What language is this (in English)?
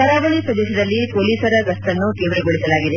Kannada